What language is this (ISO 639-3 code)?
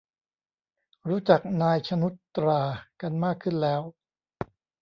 tha